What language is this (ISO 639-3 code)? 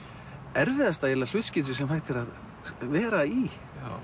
isl